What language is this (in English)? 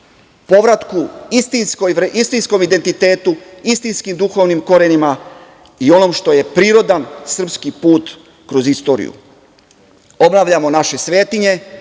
Serbian